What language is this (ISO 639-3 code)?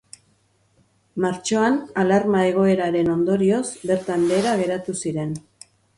eus